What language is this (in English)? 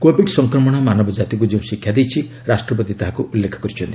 Odia